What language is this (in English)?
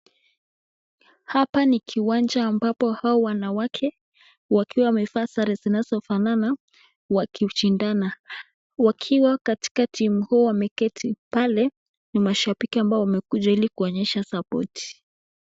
Swahili